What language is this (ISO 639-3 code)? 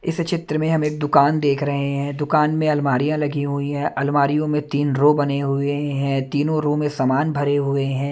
hin